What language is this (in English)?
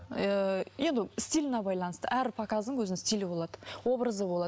Kazakh